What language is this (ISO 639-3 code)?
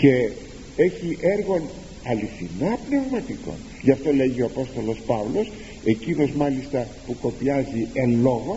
ell